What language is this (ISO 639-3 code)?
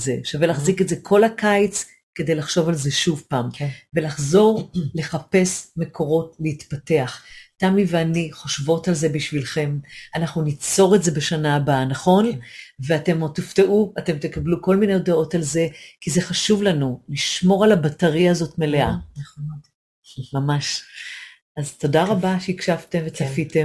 heb